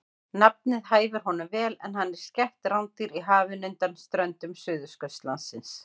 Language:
Icelandic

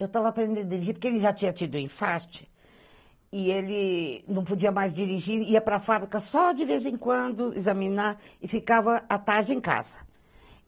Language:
Portuguese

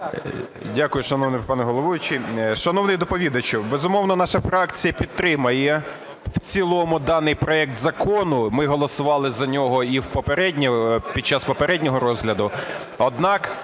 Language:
Ukrainian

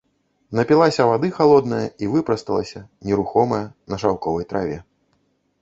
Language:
Belarusian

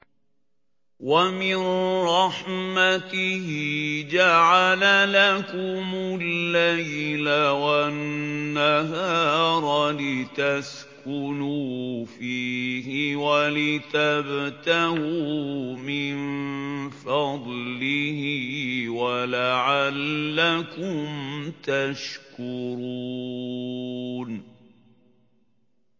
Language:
Arabic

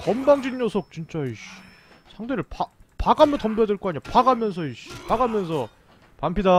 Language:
Korean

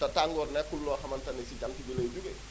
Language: Wolof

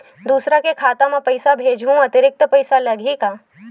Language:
Chhattisgarhi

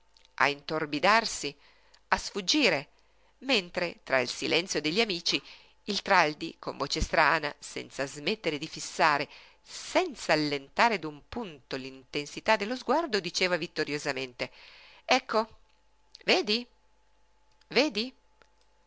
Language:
Italian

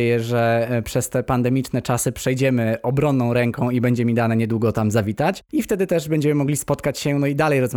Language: Polish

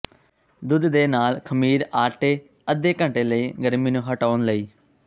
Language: Punjabi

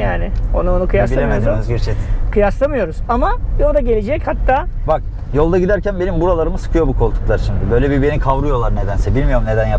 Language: Turkish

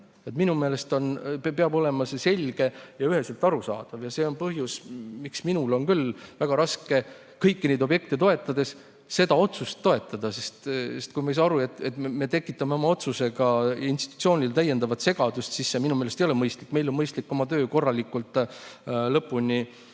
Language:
Estonian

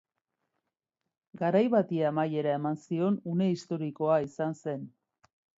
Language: Basque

